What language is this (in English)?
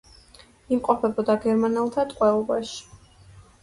Georgian